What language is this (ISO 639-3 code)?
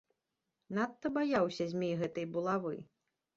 bel